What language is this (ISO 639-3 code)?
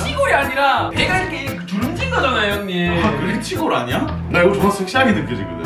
kor